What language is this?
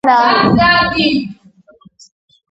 Georgian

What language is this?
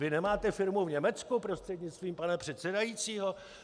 Czech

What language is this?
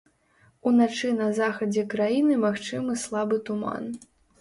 Belarusian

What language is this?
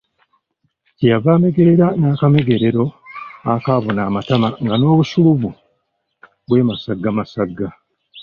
Ganda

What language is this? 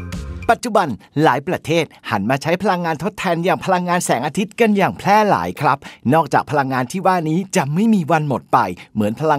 Thai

